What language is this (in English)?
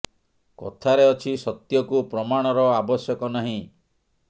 Odia